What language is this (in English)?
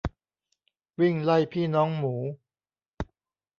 Thai